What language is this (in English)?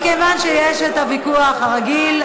Hebrew